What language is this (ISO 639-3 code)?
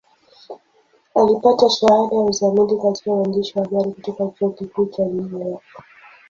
swa